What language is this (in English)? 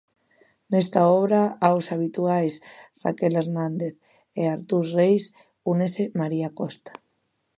Galician